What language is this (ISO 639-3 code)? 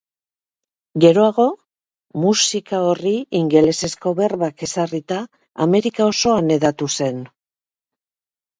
eus